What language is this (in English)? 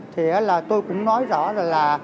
Vietnamese